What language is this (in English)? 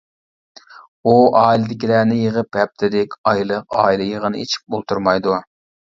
Uyghur